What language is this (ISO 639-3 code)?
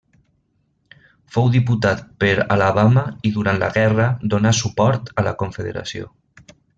cat